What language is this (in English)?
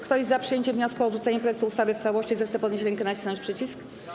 Polish